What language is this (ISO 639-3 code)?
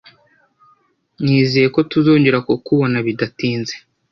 kin